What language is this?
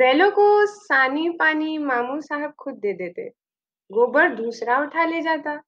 Hindi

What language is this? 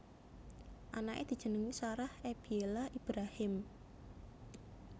Javanese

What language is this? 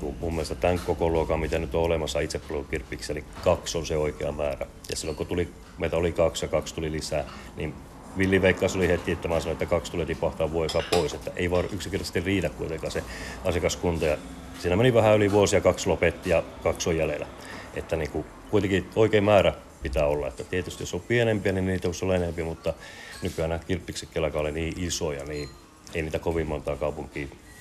Finnish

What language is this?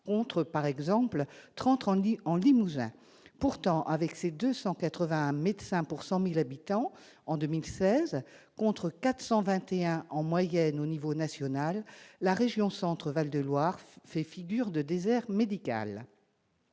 French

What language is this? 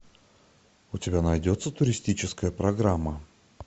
Russian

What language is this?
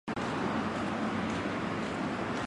Chinese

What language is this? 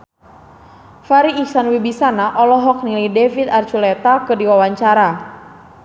Sundanese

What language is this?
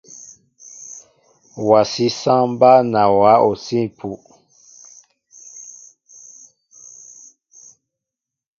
Mbo (Cameroon)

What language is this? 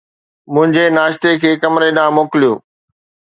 Sindhi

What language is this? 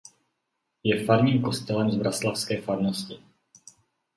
Czech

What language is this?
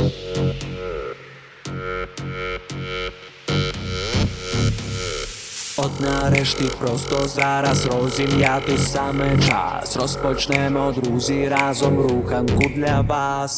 Ukrainian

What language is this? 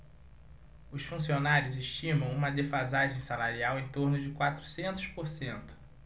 Portuguese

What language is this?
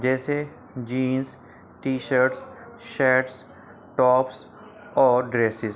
Urdu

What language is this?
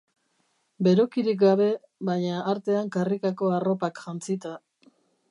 Basque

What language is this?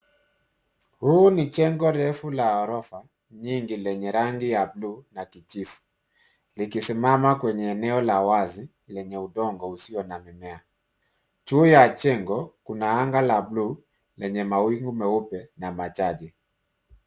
Swahili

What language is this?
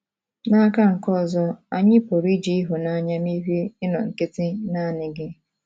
Igbo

